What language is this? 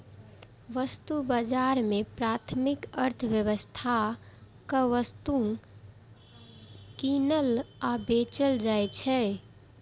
Maithili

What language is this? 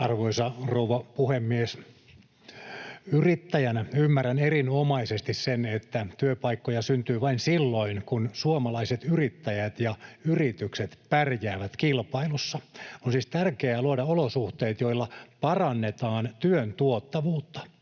Finnish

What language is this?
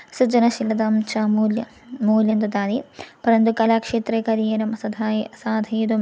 Sanskrit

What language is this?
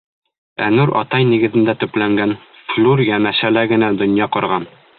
Bashkir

